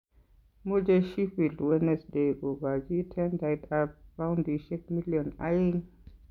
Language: Kalenjin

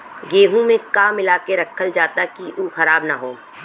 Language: Bhojpuri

